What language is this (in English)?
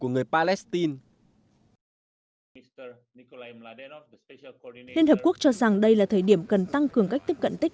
Vietnamese